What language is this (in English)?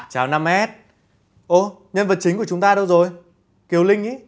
Vietnamese